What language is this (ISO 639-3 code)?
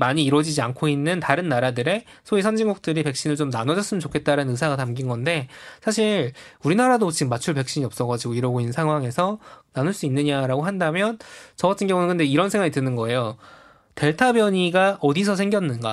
kor